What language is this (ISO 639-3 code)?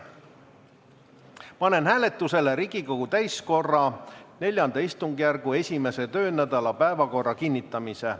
est